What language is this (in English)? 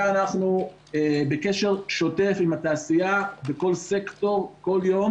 Hebrew